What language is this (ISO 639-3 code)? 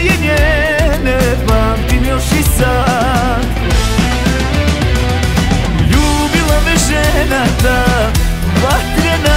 ara